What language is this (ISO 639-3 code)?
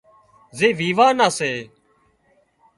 kxp